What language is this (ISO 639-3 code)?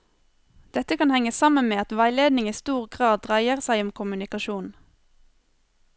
nor